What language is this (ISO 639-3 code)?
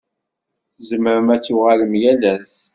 kab